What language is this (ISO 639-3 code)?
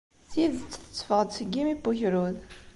kab